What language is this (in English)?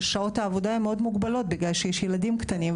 Hebrew